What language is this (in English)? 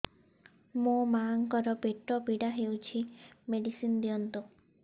Odia